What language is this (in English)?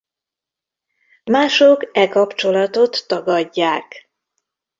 Hungarian